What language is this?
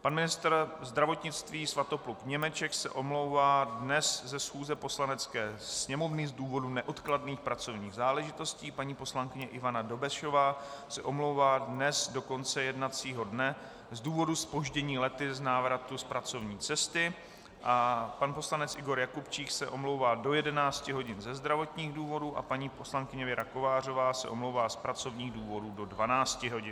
Czech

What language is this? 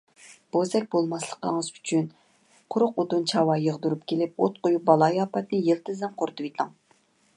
Uyghur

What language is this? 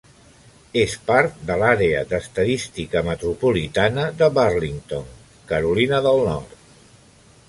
Catalan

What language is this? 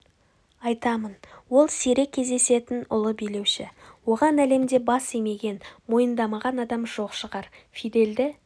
Kazakh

